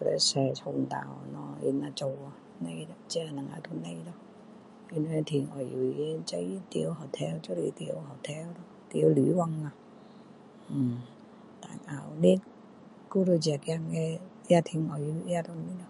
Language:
Min Dong Chinese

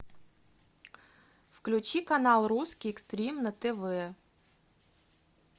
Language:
Russian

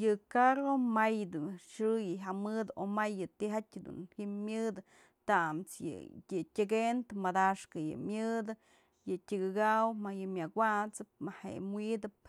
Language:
Mazatlán Mixe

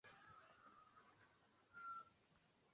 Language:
Swahili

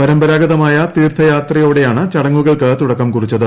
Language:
Malayalam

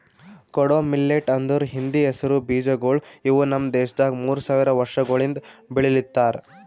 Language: Kannada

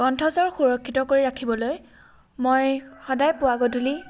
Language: Assamese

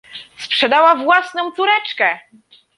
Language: Polish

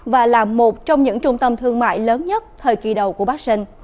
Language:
Vietnamese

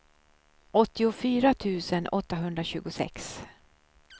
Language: Swedish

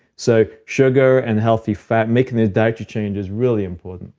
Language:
English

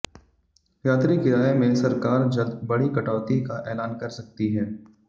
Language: Hindi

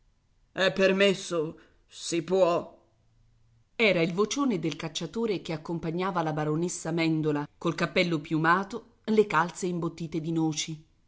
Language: Italian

